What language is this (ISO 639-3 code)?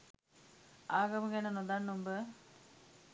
sin